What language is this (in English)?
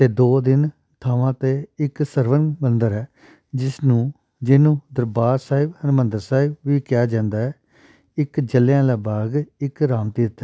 Punjabi